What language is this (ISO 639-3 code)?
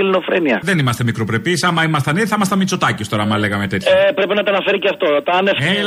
ell